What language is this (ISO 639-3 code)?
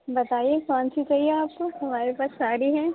urd